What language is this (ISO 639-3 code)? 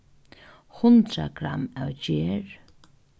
fao